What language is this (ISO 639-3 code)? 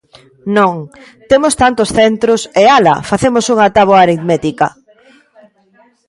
glg